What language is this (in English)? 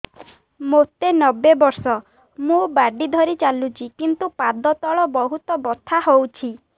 Odia